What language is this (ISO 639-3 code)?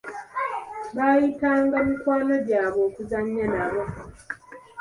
lug